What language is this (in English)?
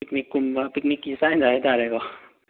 Manipuri